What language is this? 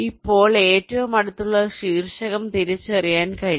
Malayalam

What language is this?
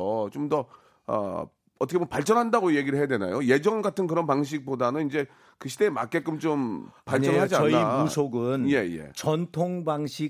Korean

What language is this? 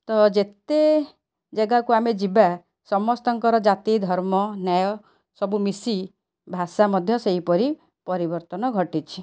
Odia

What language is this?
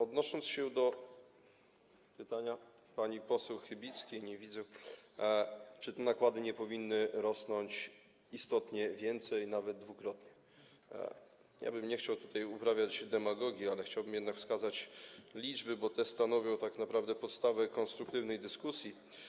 Polish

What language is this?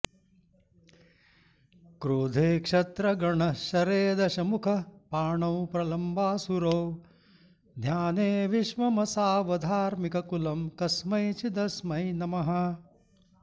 Sanskrit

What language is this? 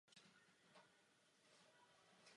Czech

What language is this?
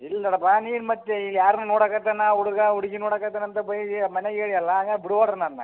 Kannada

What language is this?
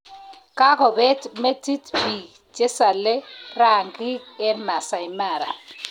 Kalenjin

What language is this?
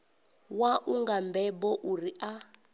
Venda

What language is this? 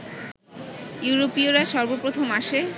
Bangla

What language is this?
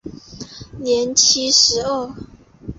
Chinese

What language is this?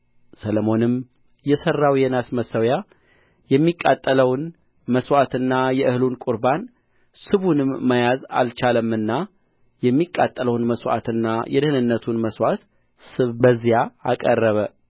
Amharic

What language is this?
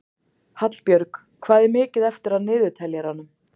Icelandic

